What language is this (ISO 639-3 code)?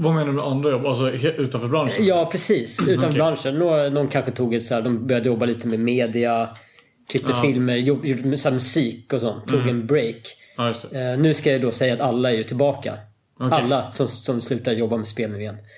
swe